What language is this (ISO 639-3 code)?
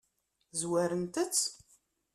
kab